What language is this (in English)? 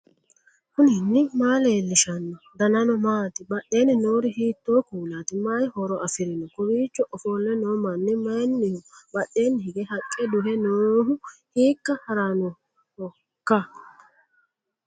Sidamo